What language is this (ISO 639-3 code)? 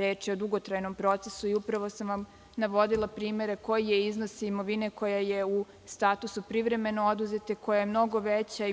srp